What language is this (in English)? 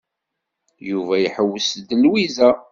Kabyle